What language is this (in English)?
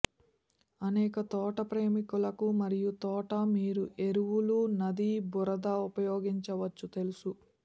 Telugu